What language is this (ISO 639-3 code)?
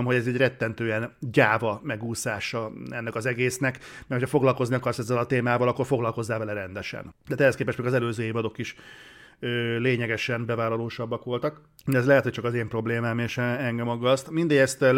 hun